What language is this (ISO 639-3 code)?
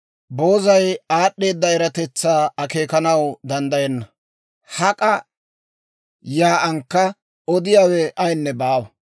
dwr